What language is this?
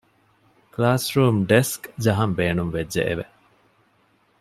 Divehi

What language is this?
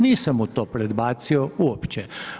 Croatian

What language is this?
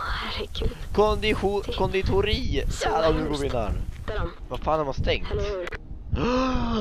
Swedish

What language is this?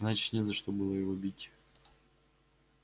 Russian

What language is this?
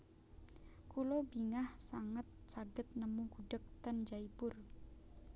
Javanese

